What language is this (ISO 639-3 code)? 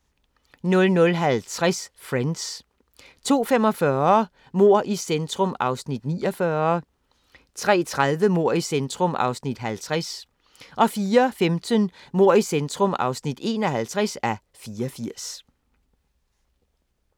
dan